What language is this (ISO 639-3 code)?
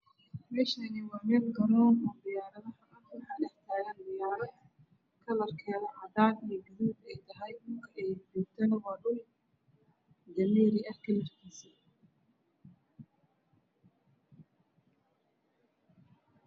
som